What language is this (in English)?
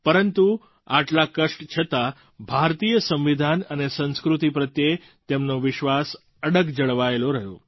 Gujarati